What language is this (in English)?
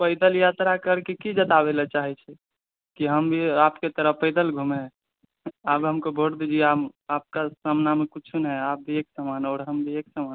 Maithili